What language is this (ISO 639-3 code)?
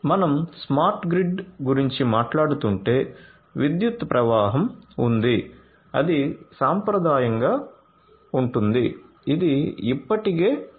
tel